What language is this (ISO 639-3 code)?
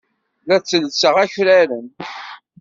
kab